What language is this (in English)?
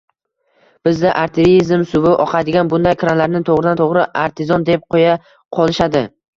Uzbek